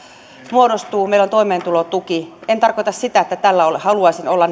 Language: Finnish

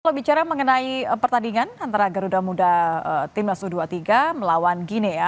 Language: Indonesian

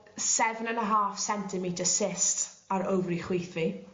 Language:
Welsh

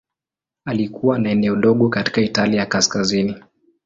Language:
Swahili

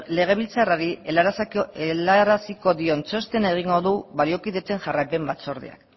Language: Basque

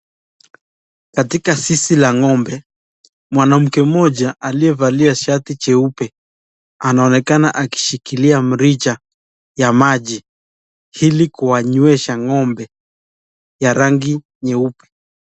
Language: Swahili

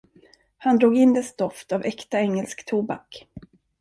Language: Swedish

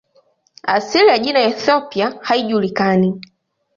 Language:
Swahili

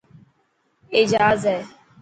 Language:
Dhatki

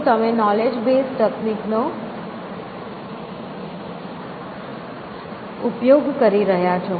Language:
Gujarati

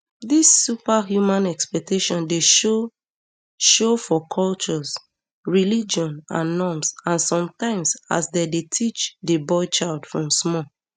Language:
Nigerian Pidgin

